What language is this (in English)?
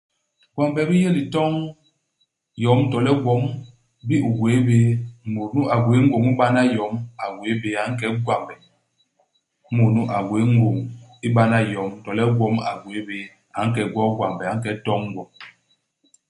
Basaa